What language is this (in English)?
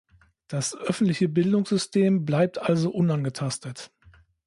German